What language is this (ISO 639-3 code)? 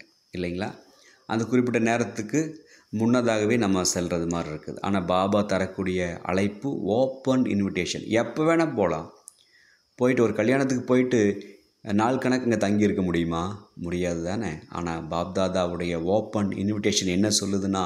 tam